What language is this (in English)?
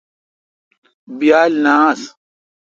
Kalkoti